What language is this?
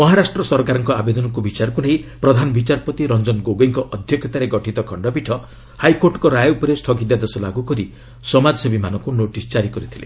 Odia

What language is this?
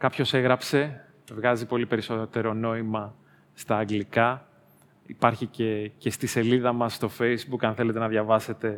Greek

